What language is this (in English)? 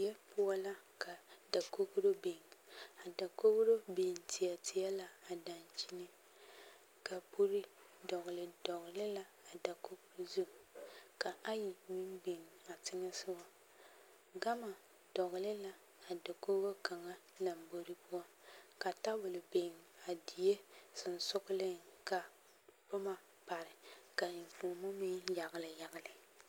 Southern Dagaare